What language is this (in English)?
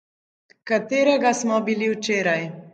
Slovenian